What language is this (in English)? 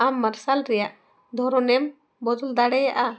Santali